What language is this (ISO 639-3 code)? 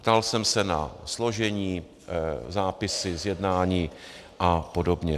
ces